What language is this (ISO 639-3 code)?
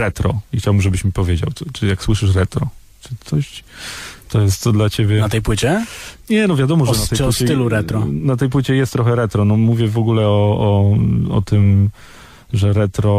pol